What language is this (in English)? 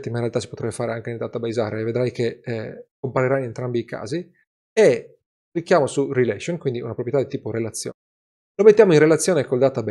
Italian